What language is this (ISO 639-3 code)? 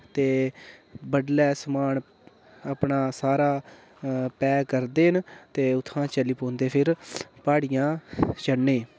doi